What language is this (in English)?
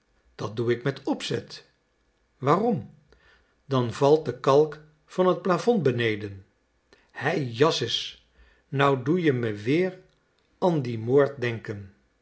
Dutch